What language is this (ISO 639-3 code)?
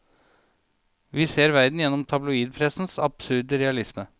nor